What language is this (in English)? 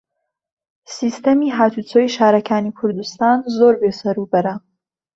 Central Kurdish